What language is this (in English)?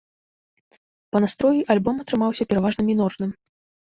Belarusian